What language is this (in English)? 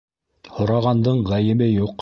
Bashkir